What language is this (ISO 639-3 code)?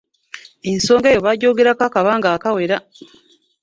lug